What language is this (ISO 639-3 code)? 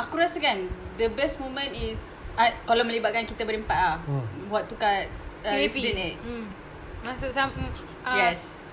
msa